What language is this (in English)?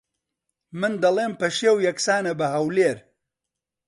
Central Kurdish